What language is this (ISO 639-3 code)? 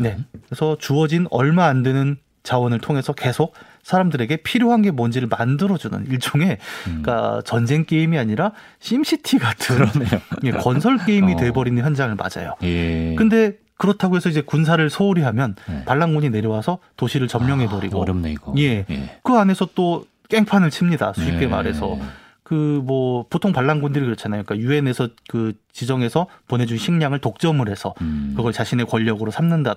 kor